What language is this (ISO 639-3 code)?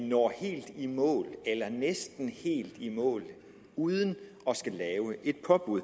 dan